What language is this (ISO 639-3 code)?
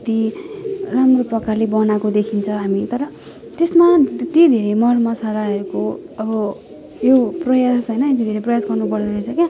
nep